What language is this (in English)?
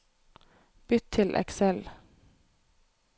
Norwegian